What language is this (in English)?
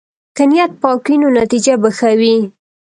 Pashto